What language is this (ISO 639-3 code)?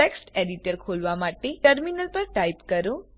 guj